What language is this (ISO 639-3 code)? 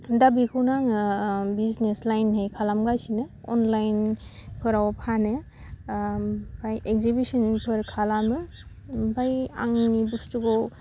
brx